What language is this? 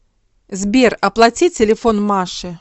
Russian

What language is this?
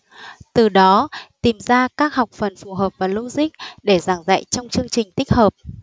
Vietnamese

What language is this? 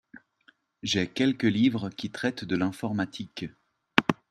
French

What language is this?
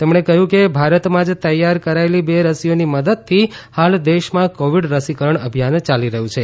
Gujarati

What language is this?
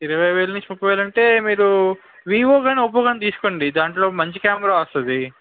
Telugu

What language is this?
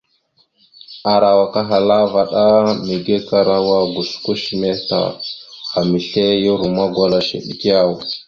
Mada (Cameroon)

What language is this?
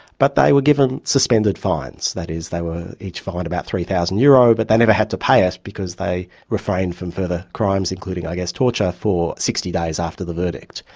English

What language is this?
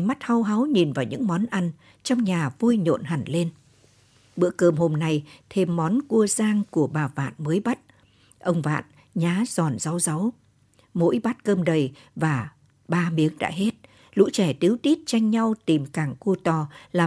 Vietnamese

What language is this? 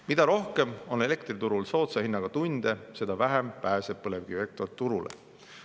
Estonian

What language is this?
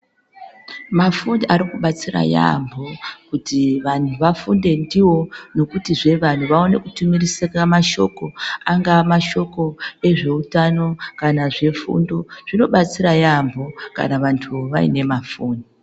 Ndau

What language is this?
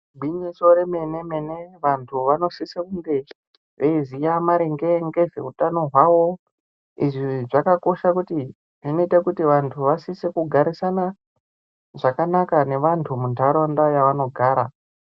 Ndau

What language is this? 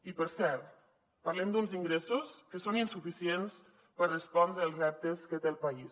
Catalan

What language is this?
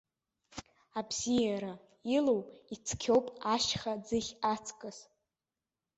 Abkhazian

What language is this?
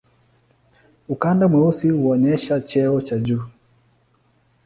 Swahili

